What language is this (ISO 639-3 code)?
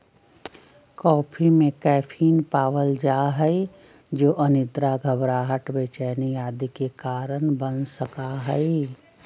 mag